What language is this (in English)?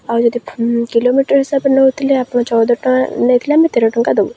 Odia